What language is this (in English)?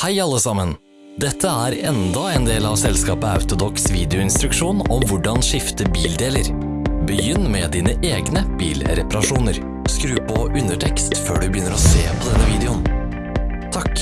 Norwegian